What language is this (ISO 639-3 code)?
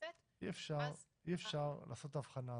heb